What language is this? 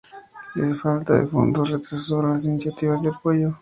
Spanish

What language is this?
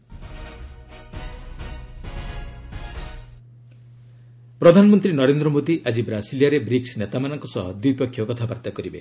Odia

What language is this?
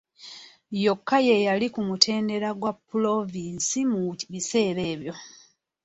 Ganda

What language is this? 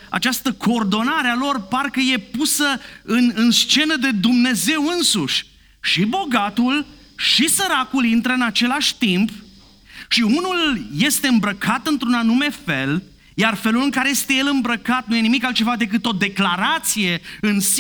Romanian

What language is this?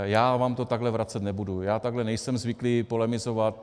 Czech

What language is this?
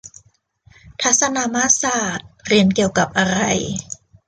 Thai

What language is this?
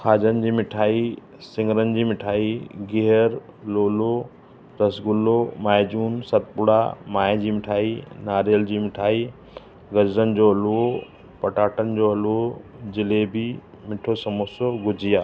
Sindhi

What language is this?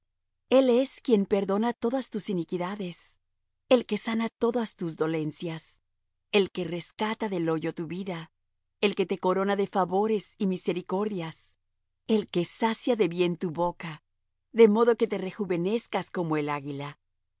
Spanish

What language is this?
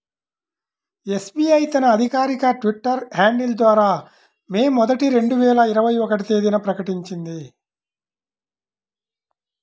Telugu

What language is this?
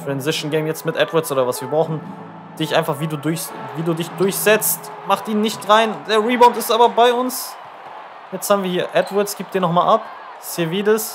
German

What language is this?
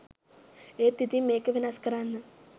Sinhala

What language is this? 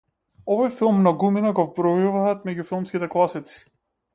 Macedonian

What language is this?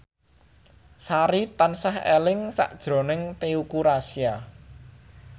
Javanese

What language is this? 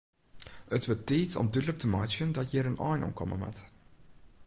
Western Frisian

